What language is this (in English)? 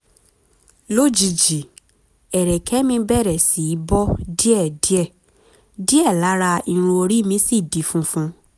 Yoruba